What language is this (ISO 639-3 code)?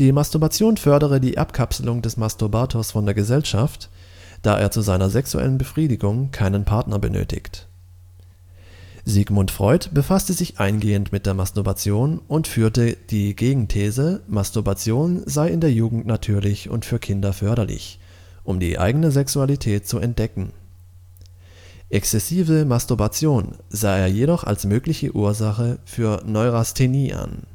deu